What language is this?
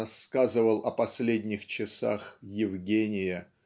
Russian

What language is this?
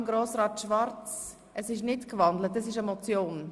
Swiss German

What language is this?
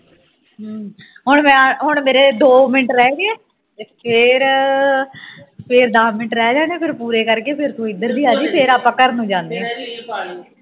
Punjabi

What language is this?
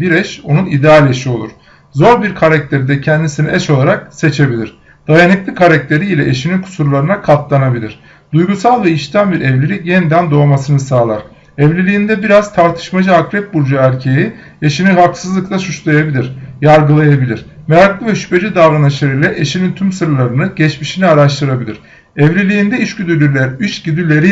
Turkish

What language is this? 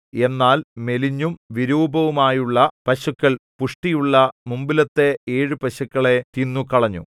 Malayalam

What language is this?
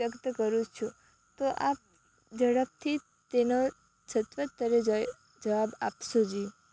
Gujarati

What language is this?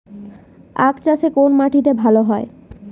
Bangla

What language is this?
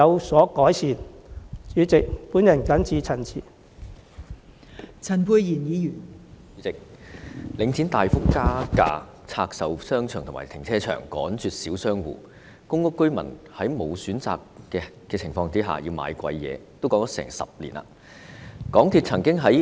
Cantonese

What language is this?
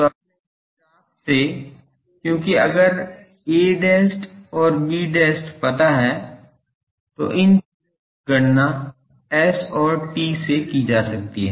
Hindi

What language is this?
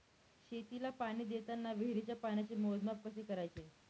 Marathi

